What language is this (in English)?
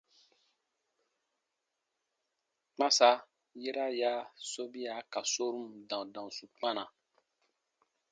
Baatonum